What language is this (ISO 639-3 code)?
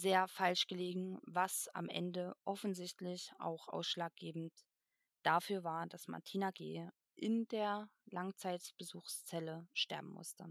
deu